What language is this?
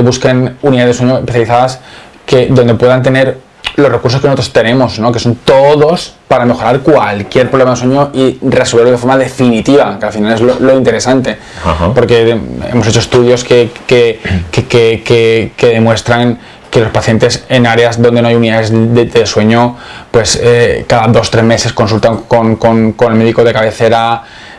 Spanish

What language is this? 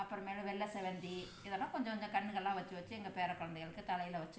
Tamil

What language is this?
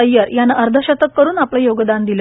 Marathi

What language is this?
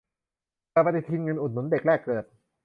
Thai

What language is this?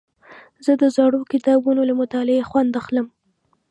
Pashto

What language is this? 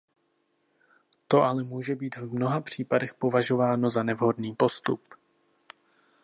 Czech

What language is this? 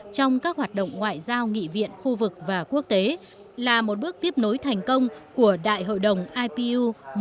Vietnamese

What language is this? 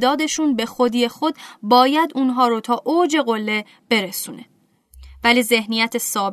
Persian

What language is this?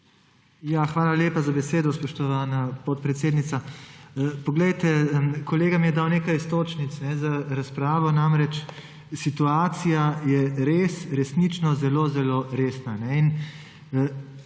Slovenian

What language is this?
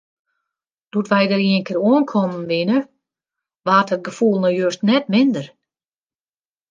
Western Frisian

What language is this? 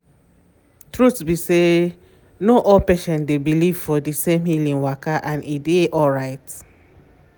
Nigerian Pidgin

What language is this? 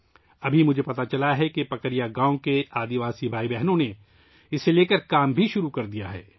Urdu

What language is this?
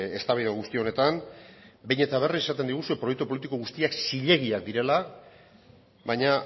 Basque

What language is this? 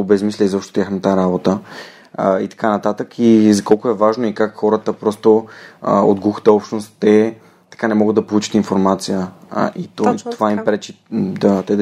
Bulgarian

